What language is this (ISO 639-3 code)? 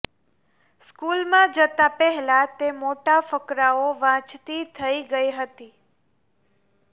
guj